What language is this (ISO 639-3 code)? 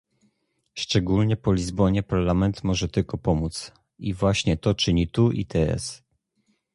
pol